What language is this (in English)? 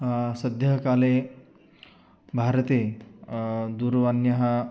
Sanskrit